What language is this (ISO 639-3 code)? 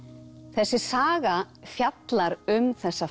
isl